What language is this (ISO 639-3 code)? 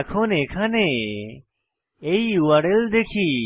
ben